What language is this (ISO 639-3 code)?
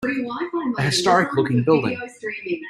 eng